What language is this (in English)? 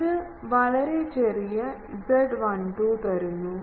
Malayalam